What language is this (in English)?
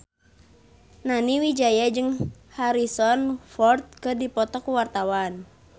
Sundanese